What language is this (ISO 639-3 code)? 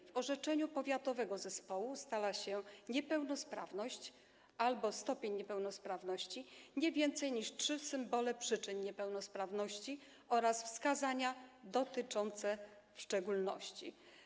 pol